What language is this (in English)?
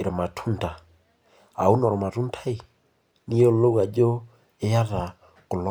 Masai